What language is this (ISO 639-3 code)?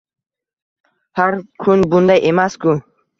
uzb